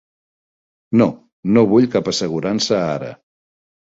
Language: Catalan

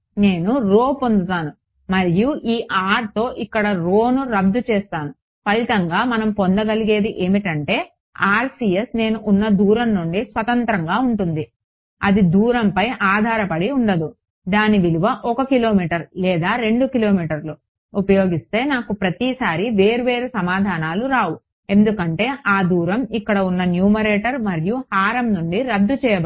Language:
Telugu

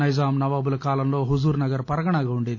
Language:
Telugu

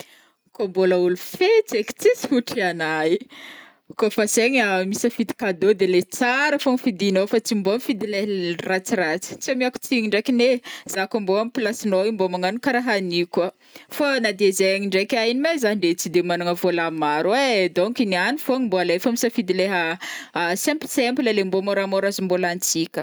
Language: Northern Betsimisaraka Malagasy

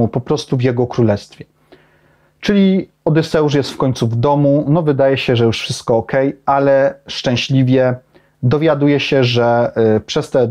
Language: Polish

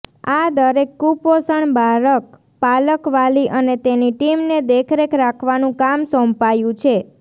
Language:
Gujarati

